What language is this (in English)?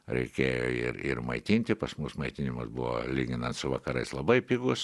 Lithuanian